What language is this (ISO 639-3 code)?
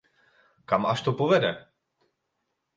ces